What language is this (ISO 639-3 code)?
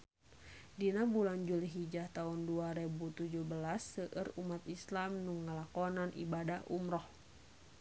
sun